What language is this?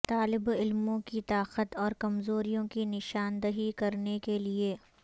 Urdu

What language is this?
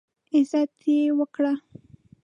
Pashto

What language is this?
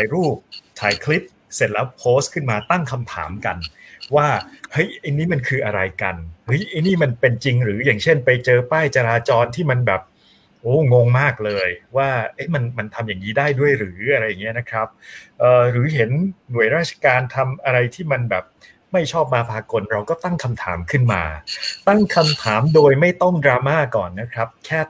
Thai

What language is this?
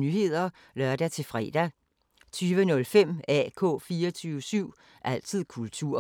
Danish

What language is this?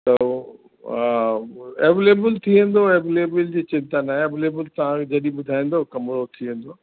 Sindhi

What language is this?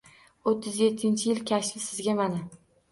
Uzbek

